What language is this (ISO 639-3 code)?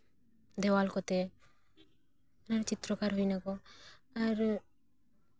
sat